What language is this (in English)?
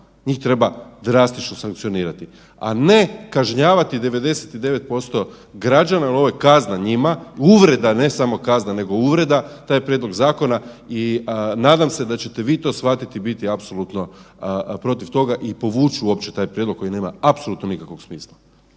Croatian